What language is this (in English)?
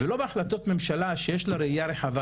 Hebrew